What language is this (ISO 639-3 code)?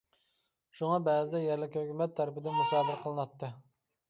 uig